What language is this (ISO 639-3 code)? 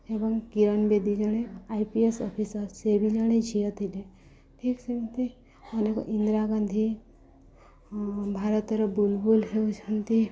ori